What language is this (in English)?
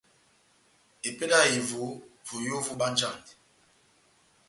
Batanga